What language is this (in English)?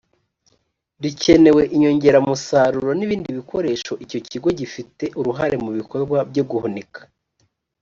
Kinyarwanda